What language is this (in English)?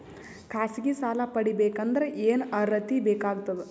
Kannada